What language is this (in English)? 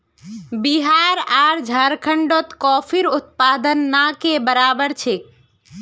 Magahi